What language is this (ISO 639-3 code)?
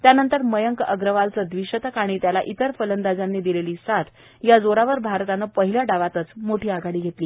mar